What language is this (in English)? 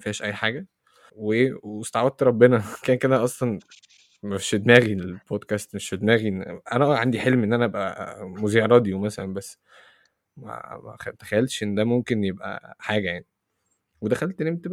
Arabic